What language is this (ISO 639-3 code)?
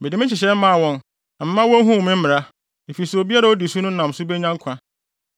aka